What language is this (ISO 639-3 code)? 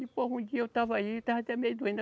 por